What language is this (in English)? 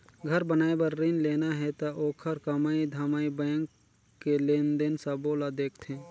Chhattisgarhi